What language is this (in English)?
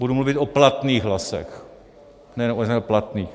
Czech